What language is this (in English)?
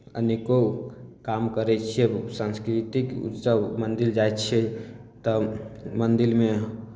Maithili